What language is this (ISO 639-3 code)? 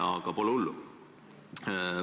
est